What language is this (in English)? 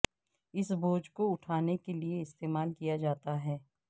Urdu